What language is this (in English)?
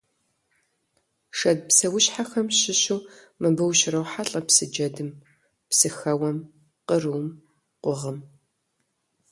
Kabardian